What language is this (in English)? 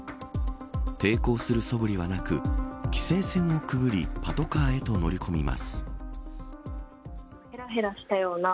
Japanese